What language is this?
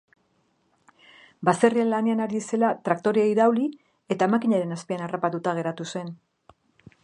Basque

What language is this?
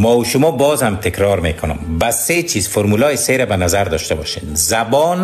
Persian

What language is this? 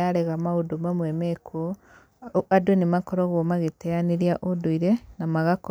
Kikuyu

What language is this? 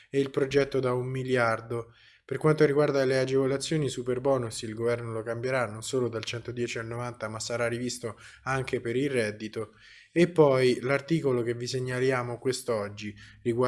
Italian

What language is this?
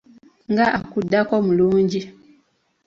Ganda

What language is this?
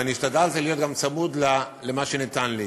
Hebrew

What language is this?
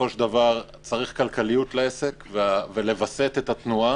Hebrew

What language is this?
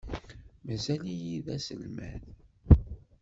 Kabyle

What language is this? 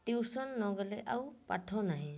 Odia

